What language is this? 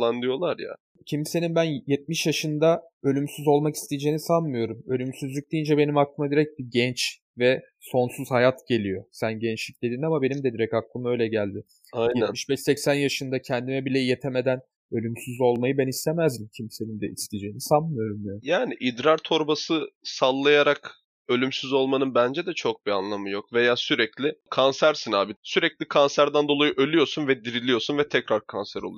Turkish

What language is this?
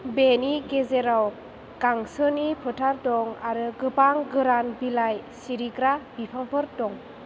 Bodo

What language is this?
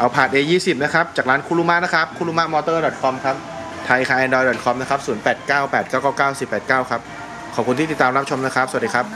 Thai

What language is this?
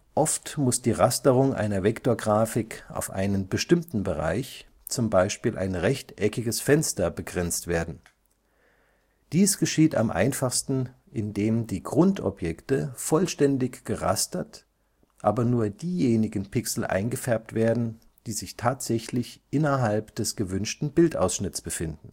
German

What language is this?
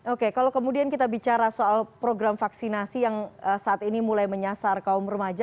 Indonesian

